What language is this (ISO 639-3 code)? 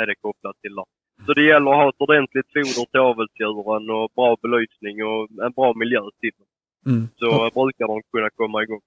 swe